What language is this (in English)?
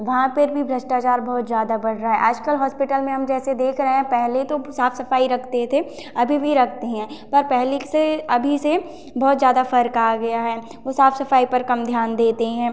Hindi